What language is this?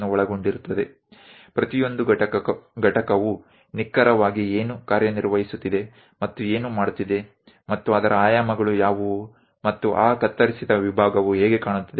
Gujarati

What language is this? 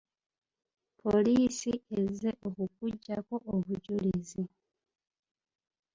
Ganda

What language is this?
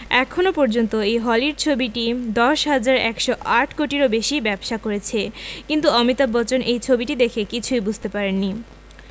Bangla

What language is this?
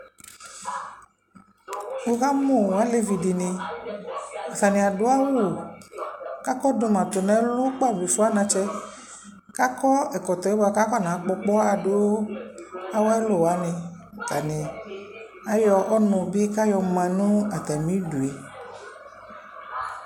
Ikposo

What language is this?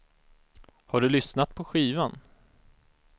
Swedish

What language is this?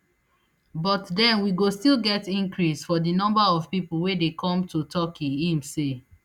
Nigerian Pidgin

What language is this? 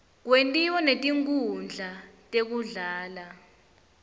Swati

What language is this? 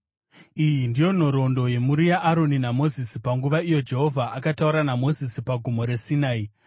Shona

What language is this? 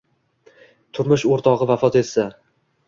Uzbek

